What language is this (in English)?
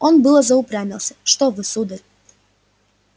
Russian